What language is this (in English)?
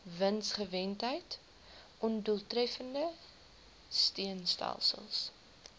Afrikaans